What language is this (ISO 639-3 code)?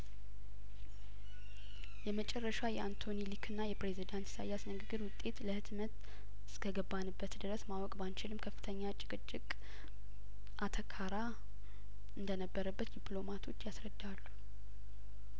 amh